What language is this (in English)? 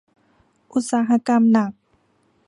Thai